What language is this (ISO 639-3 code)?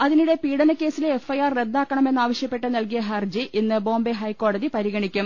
mal